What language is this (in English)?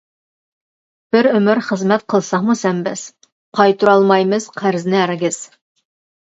Uyghur